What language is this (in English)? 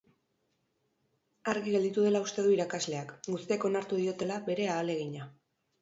Basque